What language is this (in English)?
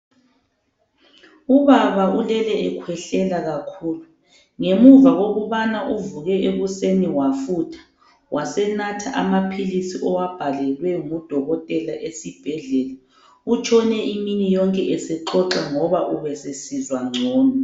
North Ndebele